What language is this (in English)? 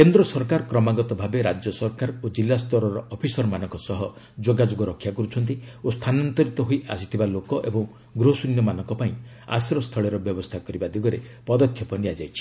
Odia